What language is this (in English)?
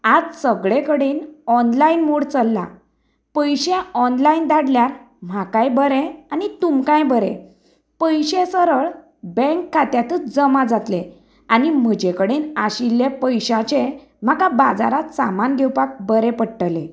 Konkani